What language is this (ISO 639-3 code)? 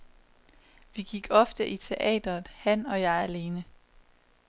dan